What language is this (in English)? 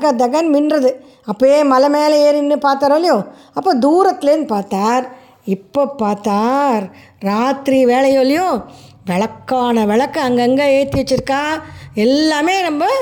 Tamil